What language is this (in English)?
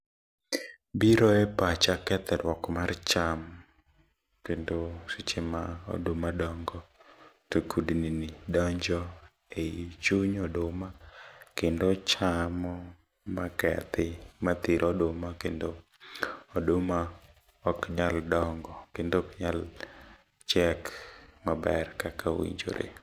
Luo (Kenya and Tanzania)